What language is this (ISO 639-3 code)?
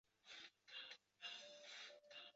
zho